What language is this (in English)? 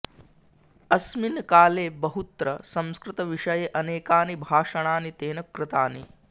Sanskrit